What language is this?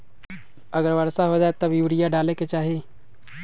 Magahi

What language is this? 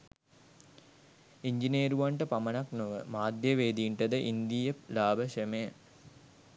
Sinhala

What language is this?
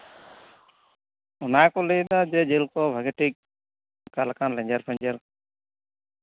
Santali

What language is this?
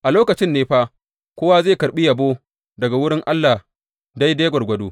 Hausa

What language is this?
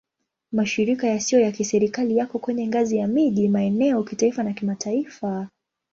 Swahili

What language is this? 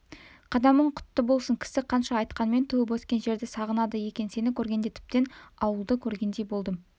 Kazakh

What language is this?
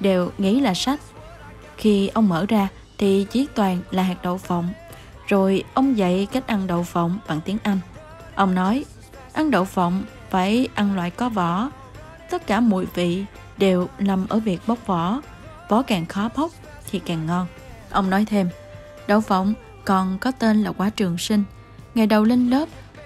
Vietnamese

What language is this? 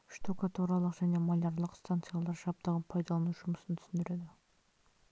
Kazakh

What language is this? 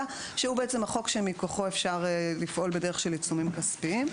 Hebrew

